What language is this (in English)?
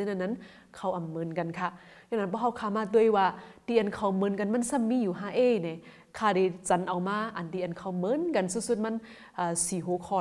Thai